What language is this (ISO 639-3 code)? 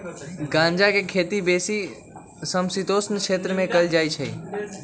mag